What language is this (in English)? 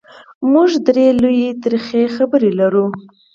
Pashto